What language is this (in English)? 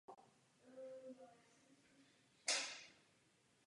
Czech